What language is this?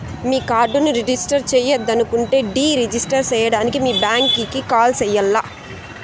Telugu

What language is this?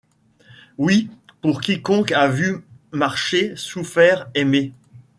French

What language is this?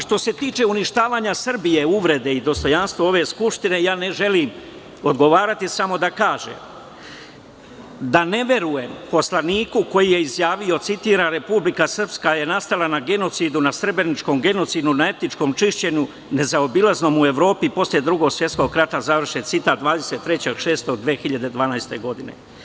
Serbian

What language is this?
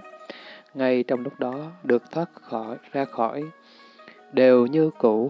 Vietnamese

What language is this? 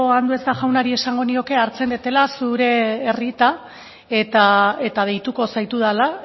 Basque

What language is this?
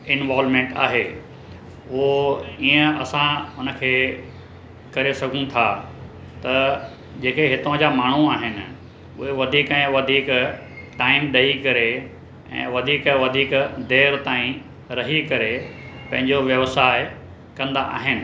Sindhi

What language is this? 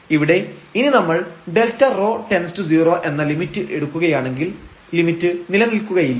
Malayalam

